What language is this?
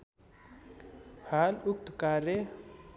Nepali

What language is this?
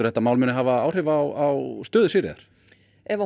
Icelandic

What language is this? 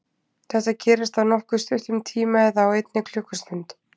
Icelandic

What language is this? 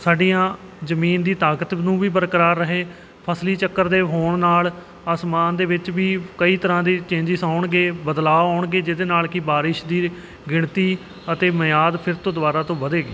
Punjabi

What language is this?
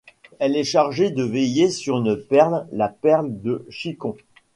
French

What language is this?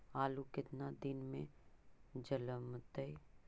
Magahi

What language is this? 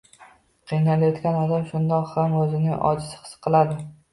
Uzbek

